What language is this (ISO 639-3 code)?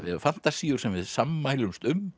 isl